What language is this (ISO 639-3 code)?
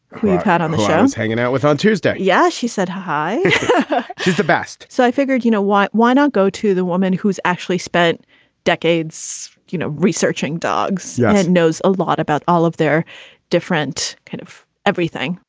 eng